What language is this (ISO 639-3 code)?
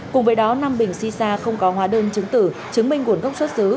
vie